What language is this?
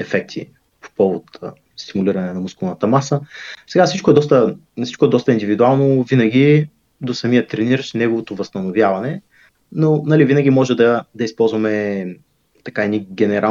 Bulgarian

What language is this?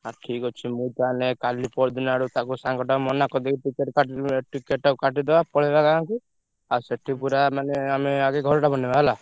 Odia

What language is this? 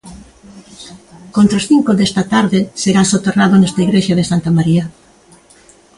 Galician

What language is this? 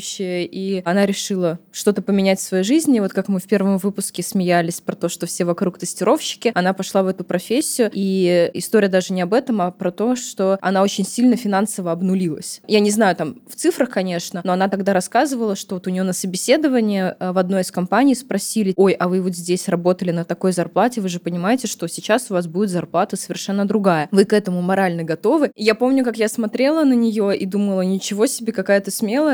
Russian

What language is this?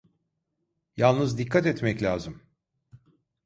Turkish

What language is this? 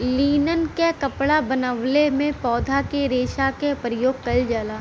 Bhojpuri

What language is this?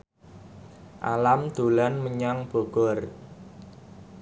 Javanese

